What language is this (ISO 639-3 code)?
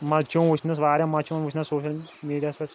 kas